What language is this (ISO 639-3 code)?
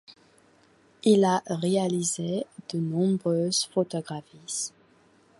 fra